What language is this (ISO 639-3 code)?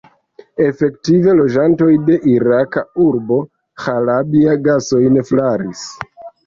epo